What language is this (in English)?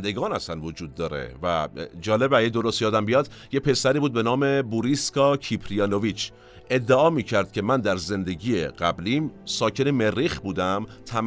Persian